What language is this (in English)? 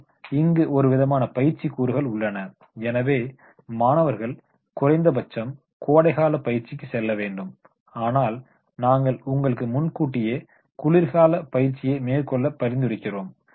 Tamil